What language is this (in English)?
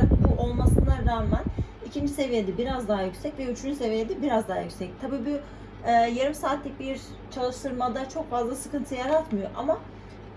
Turkish